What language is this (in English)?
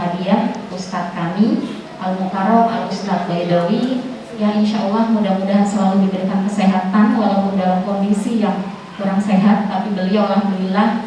Indonesian